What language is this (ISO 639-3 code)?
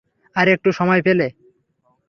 ben